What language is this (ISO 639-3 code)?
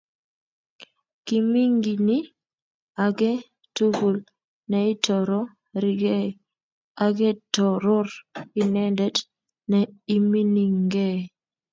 kln